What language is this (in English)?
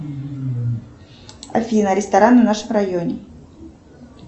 Russian